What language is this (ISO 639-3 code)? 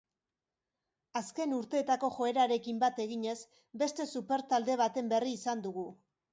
eus